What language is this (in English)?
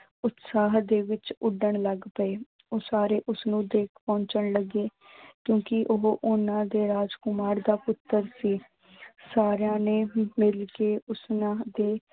Punjabi